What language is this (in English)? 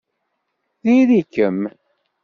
Kabyle